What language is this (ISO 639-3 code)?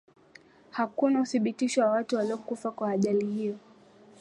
swa